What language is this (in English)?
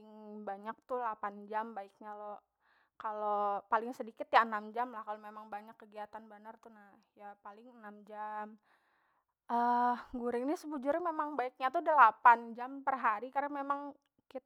Banjar